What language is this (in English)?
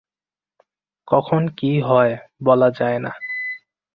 Bangla